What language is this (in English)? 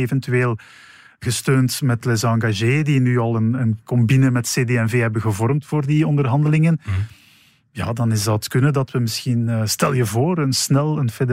Dutch